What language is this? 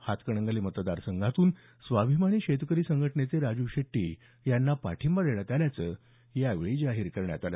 Marathi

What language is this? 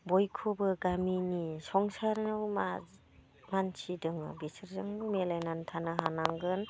Bodo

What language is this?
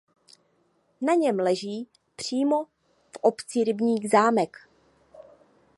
Czech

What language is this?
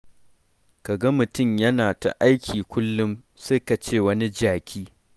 Hausa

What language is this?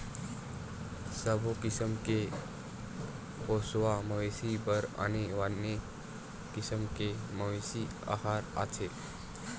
Chhattisgarhi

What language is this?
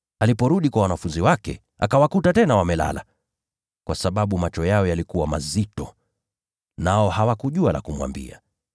Swahili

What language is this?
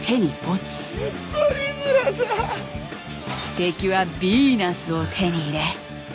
Japanese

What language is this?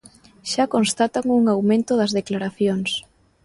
Galician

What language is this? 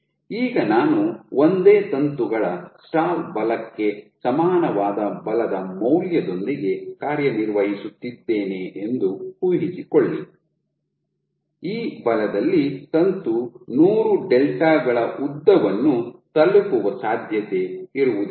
Kannada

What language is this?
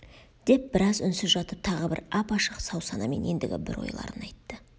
Kazakh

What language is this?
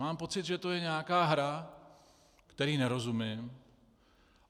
Czech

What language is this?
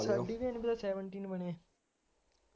Punjabi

